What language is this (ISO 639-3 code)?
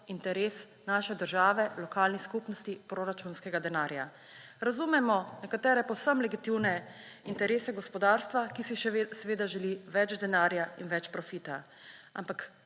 slv